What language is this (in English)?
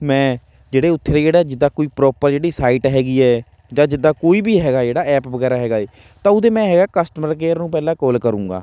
Punjabi